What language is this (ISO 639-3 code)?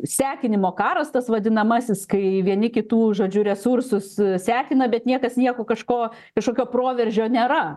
lit